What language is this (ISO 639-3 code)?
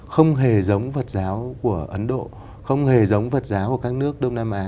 vie